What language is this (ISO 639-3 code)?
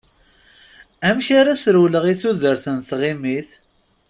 kab